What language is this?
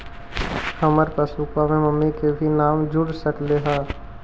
Magahi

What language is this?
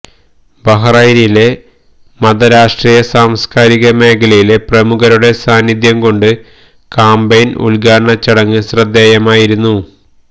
Malayalam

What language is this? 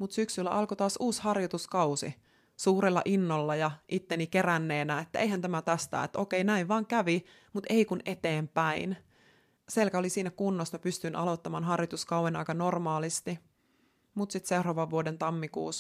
Finnish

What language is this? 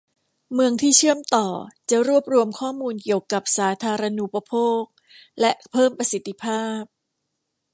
Thai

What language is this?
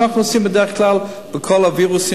Hebrew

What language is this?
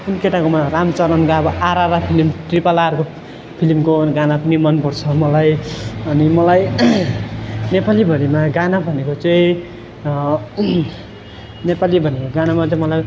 Nepali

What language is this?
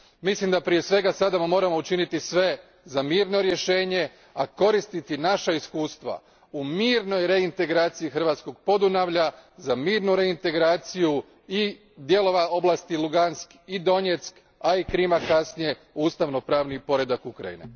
Croatian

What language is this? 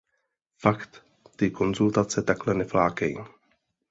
Czech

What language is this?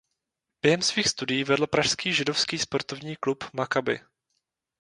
Czech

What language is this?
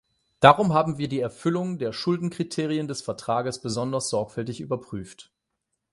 German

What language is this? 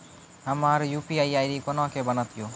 Maithili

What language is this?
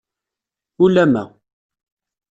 Kabyle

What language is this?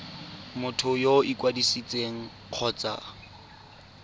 Tswana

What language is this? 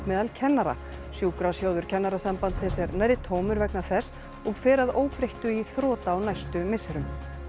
Icelandic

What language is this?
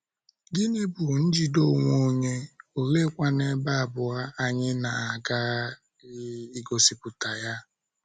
Igbo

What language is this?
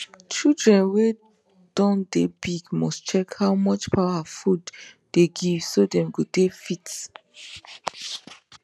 Nigerian Pidgin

